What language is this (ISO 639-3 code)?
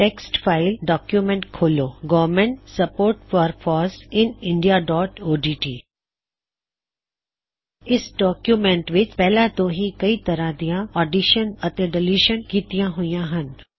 pan